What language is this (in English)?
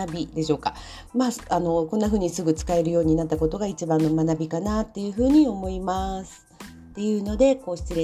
Japanese